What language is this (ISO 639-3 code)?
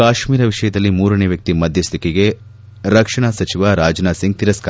kan